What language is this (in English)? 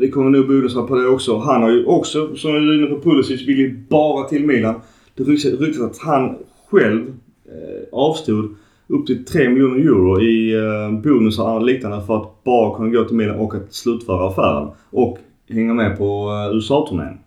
Swedish